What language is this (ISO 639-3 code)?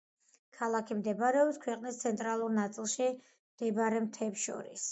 kat